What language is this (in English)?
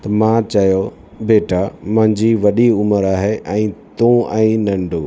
Sindhi